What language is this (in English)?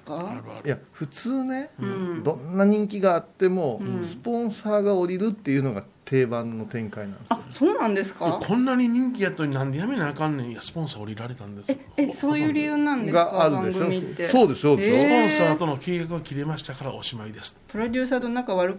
Japanese